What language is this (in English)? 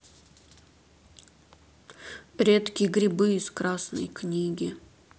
Russian